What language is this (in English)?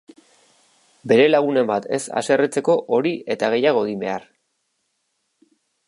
Basque